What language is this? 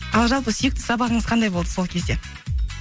Kazakh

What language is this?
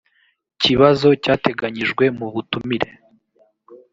Kinyarwanda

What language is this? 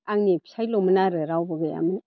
Bodo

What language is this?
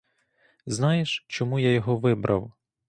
Ukrainian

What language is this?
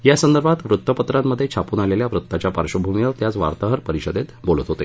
Marathi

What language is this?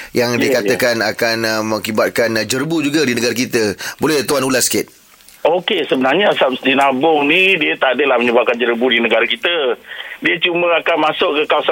Malay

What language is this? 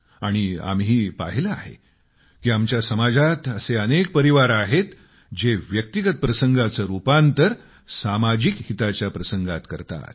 Marathi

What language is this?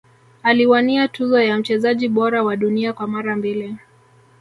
Swahili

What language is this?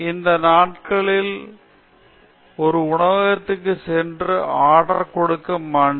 Tamil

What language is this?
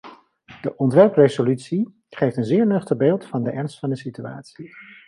Dutch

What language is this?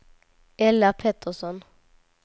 Swedish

